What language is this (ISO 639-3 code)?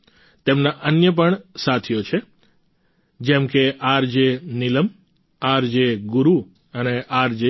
guj